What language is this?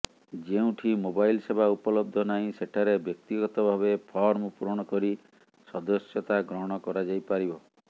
Odia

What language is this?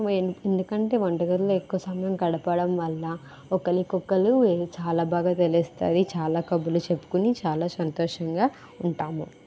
Telugu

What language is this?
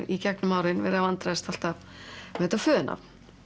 Icelandic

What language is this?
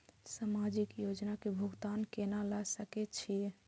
Maithili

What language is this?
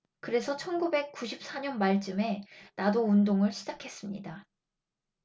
Korean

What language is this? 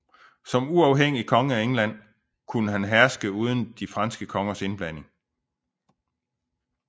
Danish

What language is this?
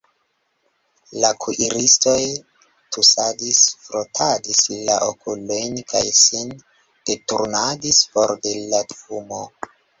Esperanto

